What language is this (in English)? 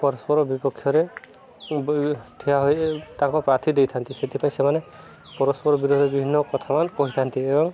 Odia